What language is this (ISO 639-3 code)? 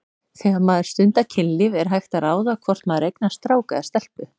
isl